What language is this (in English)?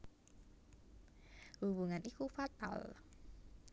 Javanese